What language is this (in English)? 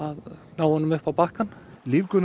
Icelandic